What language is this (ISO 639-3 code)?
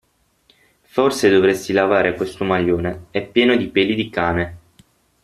ita